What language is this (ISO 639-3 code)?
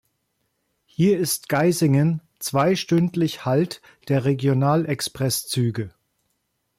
deu